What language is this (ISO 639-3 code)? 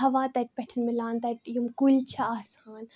kas